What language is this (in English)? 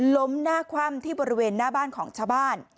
Thai